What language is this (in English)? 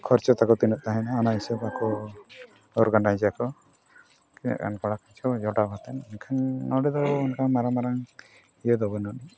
Santali